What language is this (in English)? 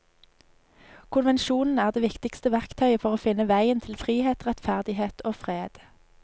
Norwegian